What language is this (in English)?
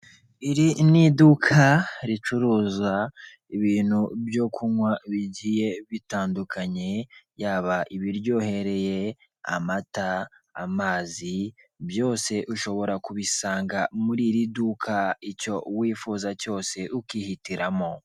Kinyarwanda